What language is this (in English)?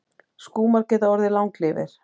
Icelandic